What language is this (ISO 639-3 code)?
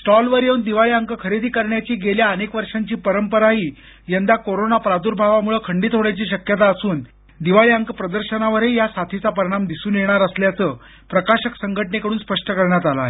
mar